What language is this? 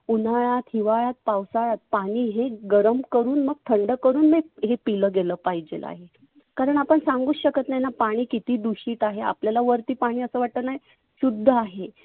Marathi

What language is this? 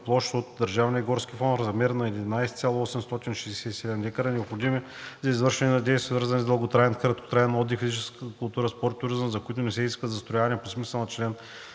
Bulgarian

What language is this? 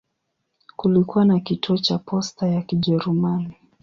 Swahili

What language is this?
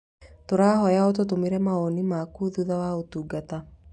Kikuyu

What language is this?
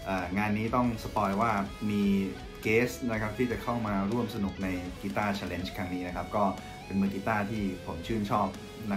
Thai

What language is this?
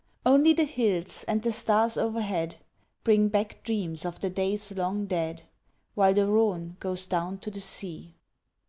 English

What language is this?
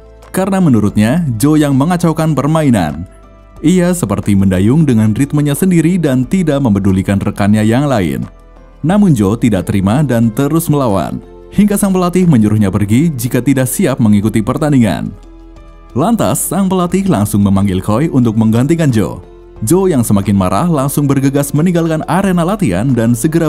Indonesian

